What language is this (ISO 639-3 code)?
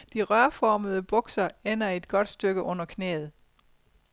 dan